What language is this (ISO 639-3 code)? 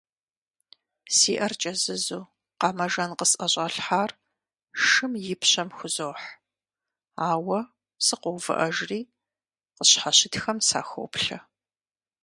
kbd